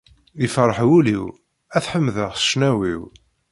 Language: Kabyle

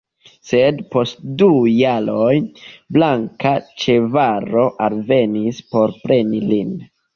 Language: Esperanto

